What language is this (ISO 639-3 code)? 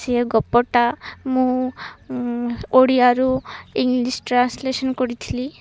ori